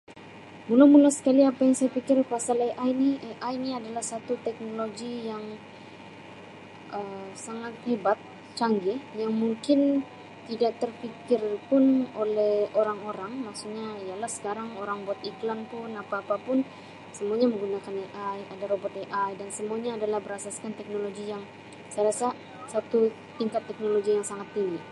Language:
Sabah Malay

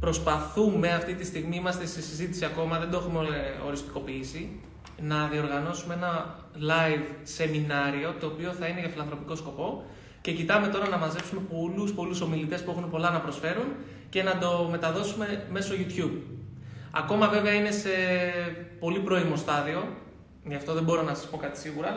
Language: Greek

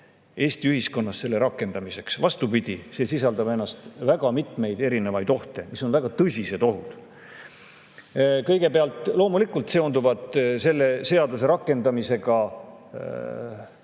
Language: Estonian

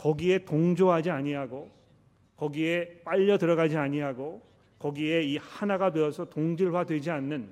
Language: Korean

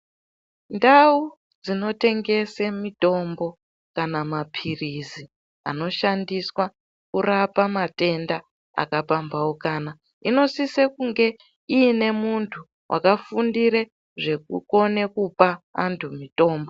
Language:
Ndau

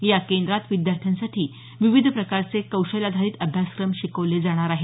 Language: Marathi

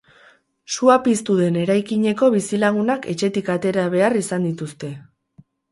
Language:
Basque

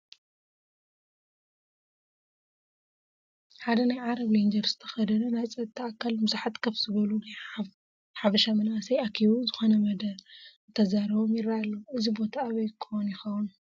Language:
Tigrinya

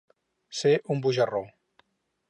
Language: Catalan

